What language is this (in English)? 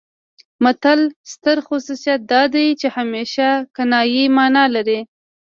Pashto